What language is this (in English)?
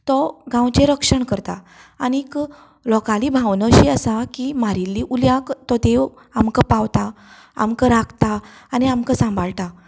Konkani